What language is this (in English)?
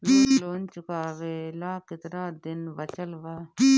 Bhojpuri